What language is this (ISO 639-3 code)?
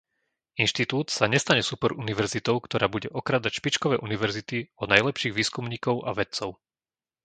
slk